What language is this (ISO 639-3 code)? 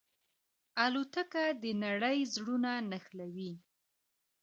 pus